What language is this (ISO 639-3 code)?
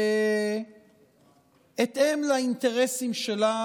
heb